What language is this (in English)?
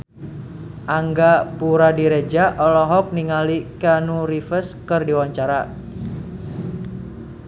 Sundanese